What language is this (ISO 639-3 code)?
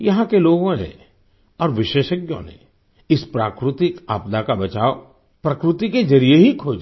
hin